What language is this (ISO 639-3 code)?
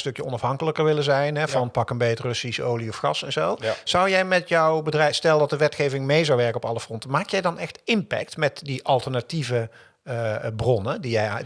nld